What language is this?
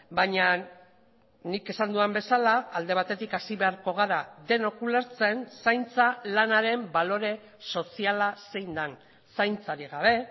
Basque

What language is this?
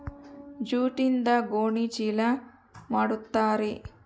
Kannada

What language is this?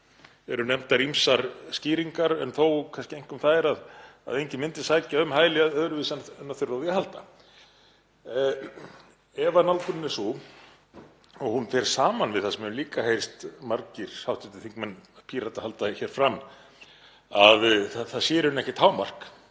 Icelandic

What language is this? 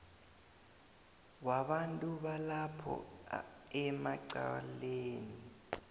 South Ndebele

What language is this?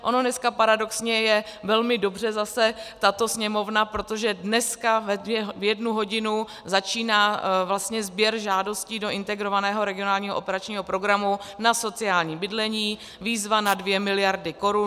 Czech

